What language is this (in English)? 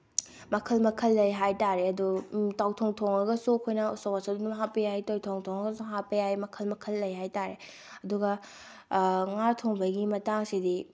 Manipuri